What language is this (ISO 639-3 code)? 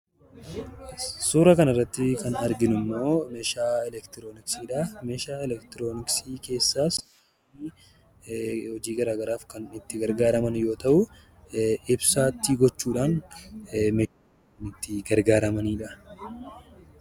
orm